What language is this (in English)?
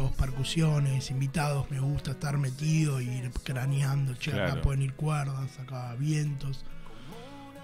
Spanish